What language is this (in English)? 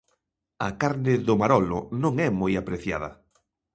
Galician